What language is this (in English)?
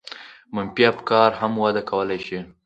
Pashto